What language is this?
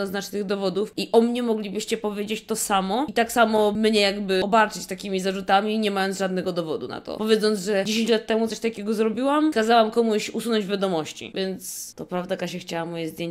Polish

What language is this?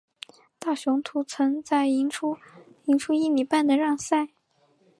Chinese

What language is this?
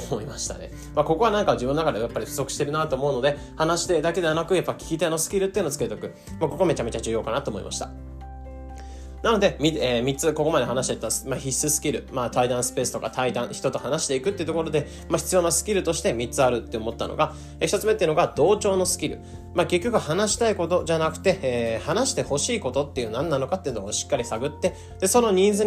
Japanese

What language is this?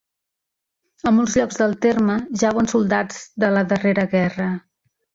Catalan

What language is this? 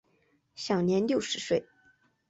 Chinese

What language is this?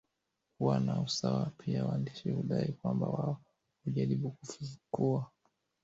Swahili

